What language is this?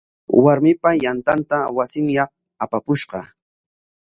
Corongo Ancash Quechua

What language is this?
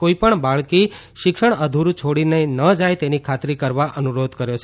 Gujarati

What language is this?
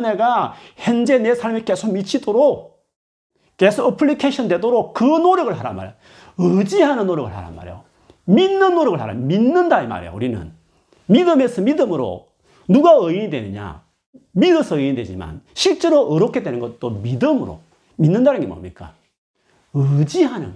Korean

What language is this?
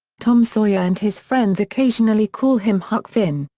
English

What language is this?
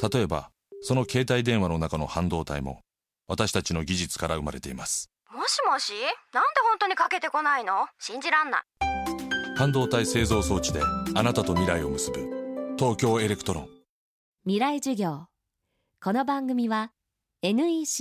Japanese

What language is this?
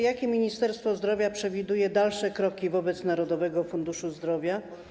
Polish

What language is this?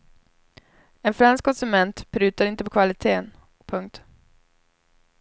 Swedish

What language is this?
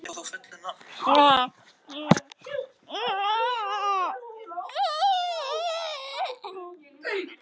Icelandic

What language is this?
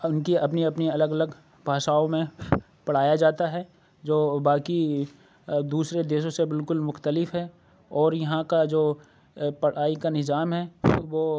Urdu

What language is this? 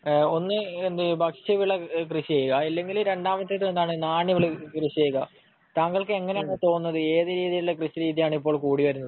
Malayalam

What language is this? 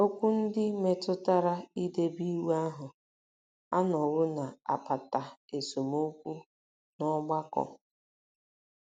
Igbo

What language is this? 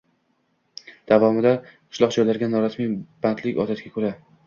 Uzbek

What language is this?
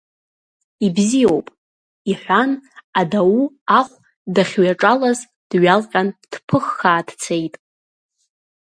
Abkhazian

